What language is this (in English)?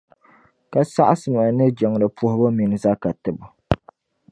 Dagbani